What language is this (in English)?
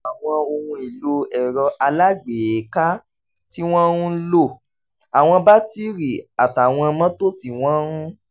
Yoruba